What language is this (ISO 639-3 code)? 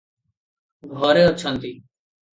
ori